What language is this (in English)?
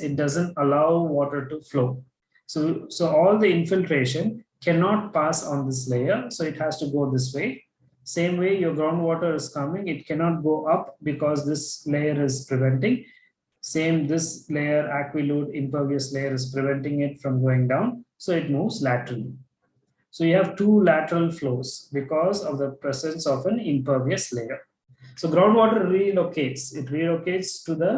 English